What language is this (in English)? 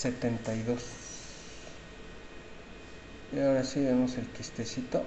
Spanish